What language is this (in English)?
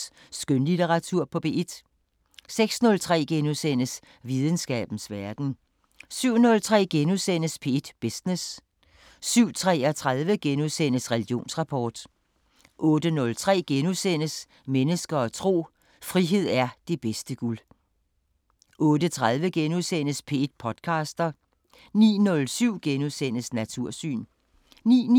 Danish